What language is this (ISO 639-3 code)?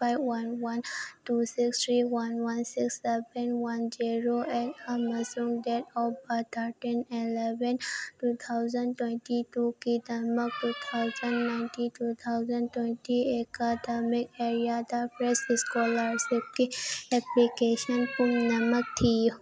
mni